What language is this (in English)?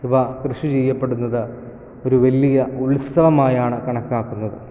Malayalam